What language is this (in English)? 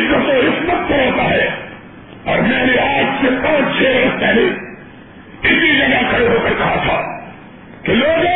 Urdu